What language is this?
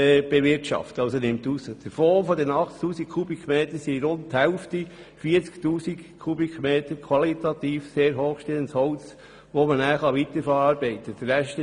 Swiss German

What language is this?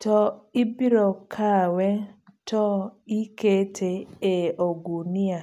Luo (Kenya and Tanzania)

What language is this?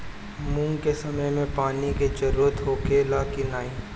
Bhojpuri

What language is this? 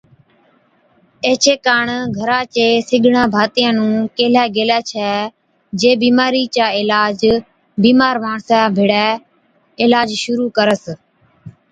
Od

